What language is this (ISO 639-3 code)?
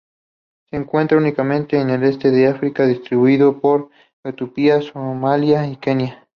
spa